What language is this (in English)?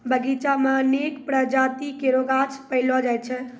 Maithili